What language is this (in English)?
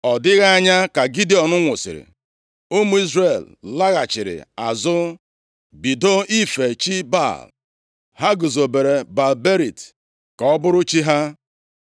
Igbo